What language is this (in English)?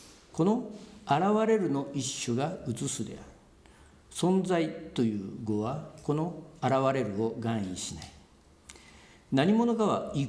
Japanese